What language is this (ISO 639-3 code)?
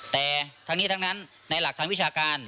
tha